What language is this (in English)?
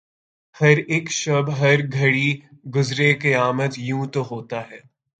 Urdu